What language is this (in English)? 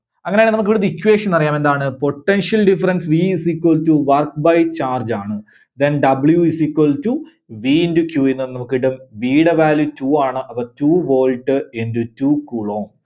Malayalam